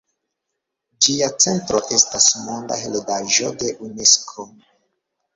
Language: Esperanto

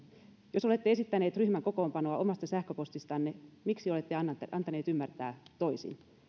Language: Finnish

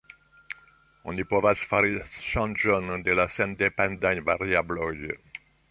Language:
Esperanto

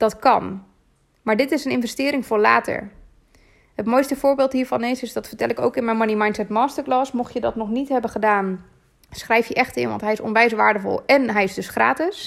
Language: Dutch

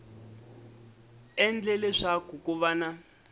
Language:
Tsonga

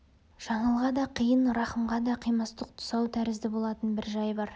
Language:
Kazakh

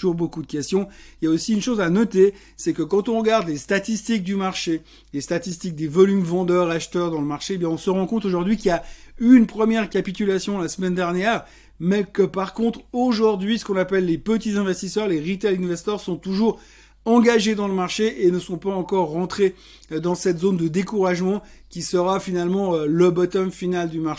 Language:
French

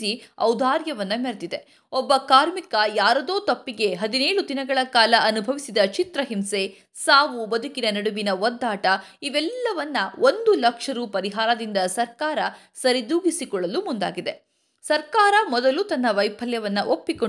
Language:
Kannada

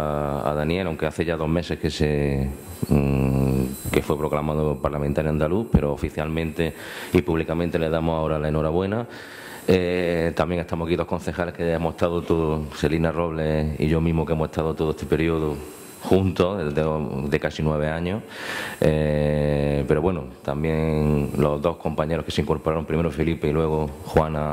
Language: Spanish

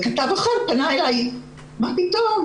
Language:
Hebrew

